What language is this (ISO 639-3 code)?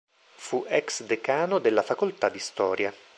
ita